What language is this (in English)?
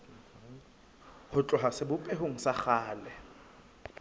Southern Sotho